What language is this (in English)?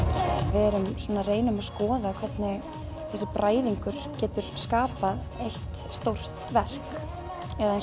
Icelandic